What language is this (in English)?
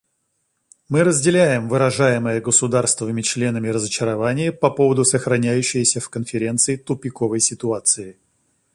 Russian